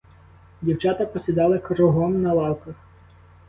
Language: Ukrainian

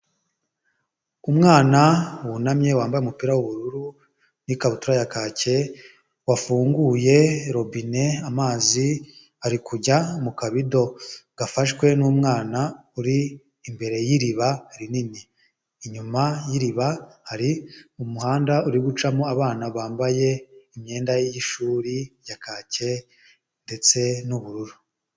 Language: Kinyarwanda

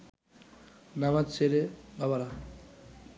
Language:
Bangla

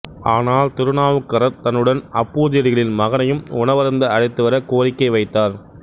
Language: Tamil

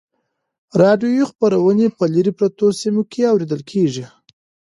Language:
Pashto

